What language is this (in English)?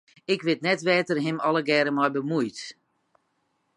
Western Frisian